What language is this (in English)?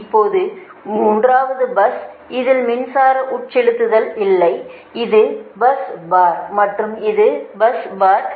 Tamil